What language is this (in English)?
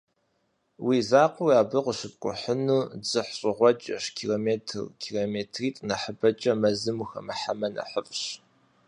Kabardian